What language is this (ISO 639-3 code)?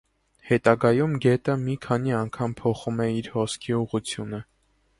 hye